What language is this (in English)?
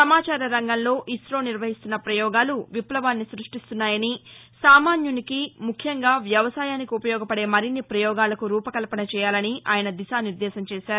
Telugu